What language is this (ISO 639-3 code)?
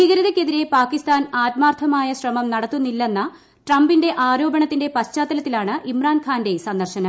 mal